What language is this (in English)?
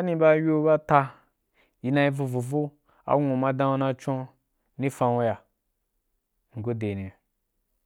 Wapan